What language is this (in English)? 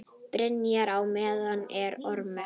Icelandic